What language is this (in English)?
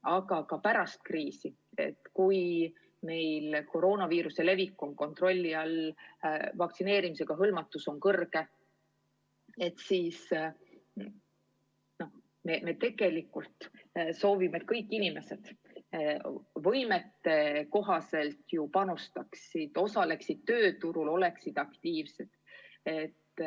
Estonian